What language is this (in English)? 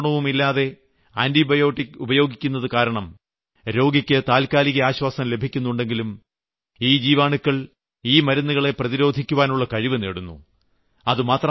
Malayalam